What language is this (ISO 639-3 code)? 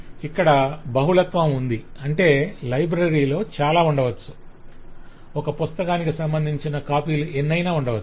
tel